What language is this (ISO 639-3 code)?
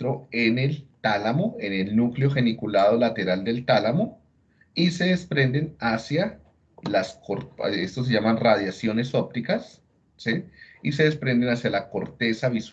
spa